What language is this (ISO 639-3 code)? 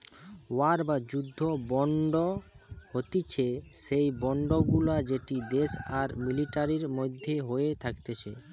ben